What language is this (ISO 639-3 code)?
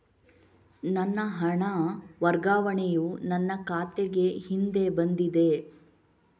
kan